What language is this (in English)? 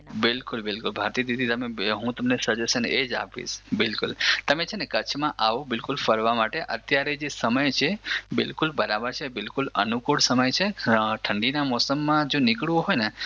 Gujarati